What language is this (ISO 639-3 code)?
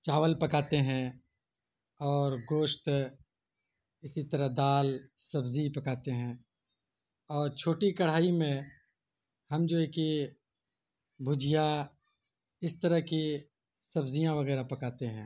urd